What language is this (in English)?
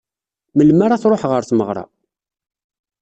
Kabyle